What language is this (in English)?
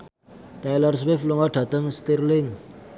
Javanese